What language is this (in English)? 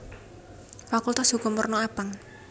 Javanese